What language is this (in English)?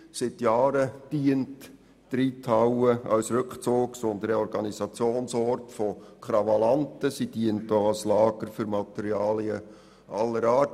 Swiss German